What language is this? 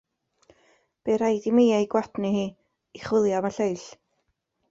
Welsh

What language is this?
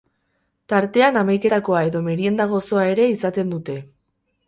Basque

